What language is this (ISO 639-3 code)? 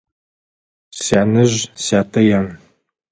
ady